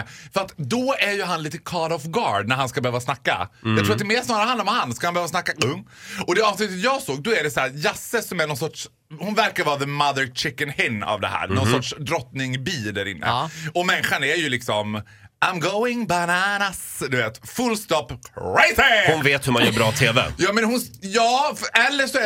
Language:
Swedish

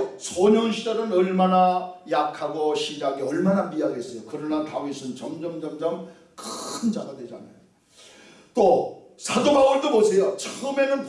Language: Korean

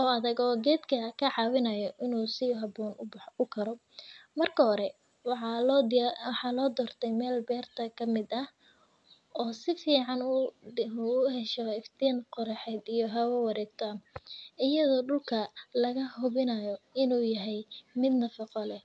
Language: Somali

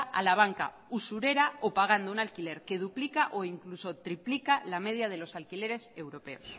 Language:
Spanish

